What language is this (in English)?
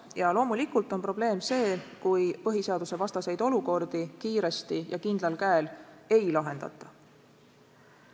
Estonian